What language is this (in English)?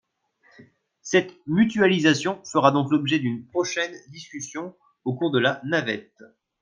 French